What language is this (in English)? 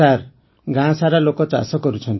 Odia